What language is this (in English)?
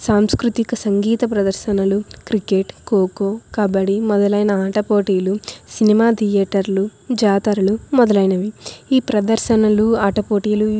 Telugu